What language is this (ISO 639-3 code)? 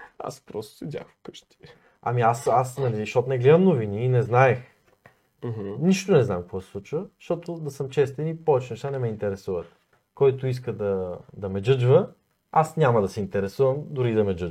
bul